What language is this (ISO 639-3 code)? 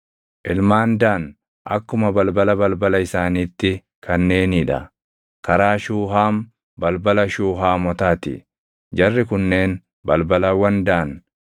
orm